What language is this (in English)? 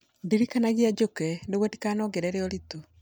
Kikuyu